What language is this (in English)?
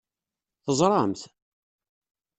Kabyle